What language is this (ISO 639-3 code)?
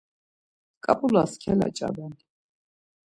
lzz